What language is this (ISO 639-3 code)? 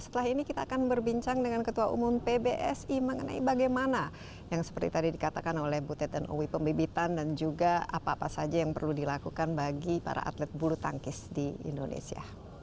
ind